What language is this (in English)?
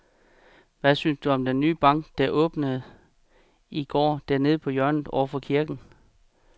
Danish